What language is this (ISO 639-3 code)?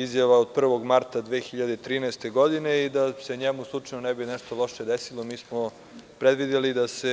srp